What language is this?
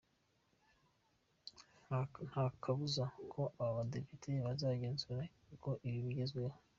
Kinyarwanda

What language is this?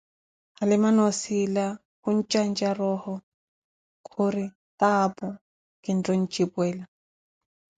Koti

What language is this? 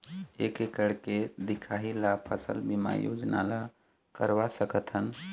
Chhattisgarhi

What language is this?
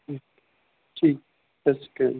Punjabi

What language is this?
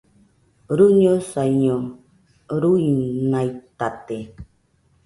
Nüpode Huitoto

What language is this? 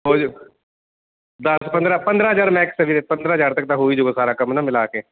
Punjabi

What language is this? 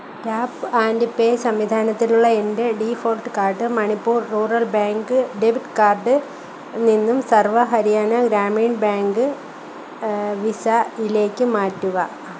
Malayalam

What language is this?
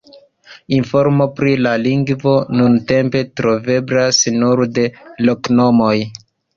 Esperanto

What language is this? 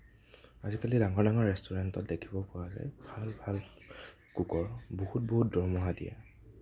Assamese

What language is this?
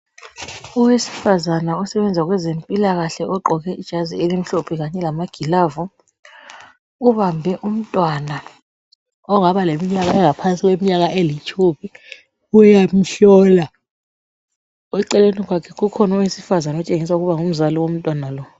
North Ndebele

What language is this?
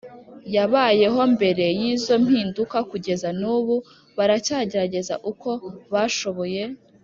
Kinyarwanda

